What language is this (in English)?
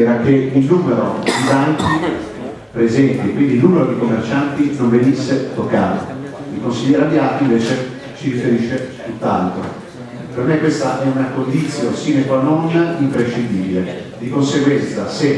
Italian